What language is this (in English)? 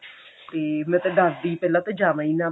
Punjabi